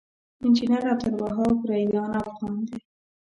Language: Pashto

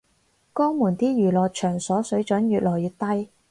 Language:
Cantonese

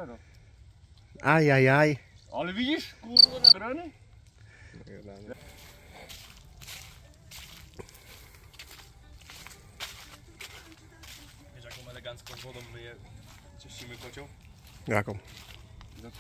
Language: Polish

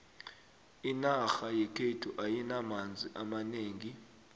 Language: South Ndebele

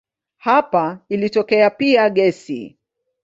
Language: Swahili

